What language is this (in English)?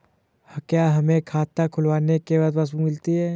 Hindi